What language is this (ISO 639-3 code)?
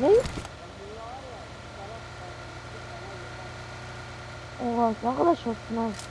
tur